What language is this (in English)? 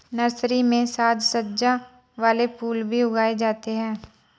Hindi